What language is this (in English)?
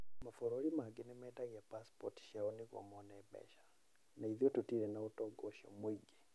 Kikuyu